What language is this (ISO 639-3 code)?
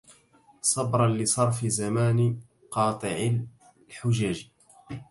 ara